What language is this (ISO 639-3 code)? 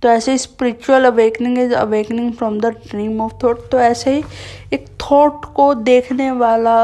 hin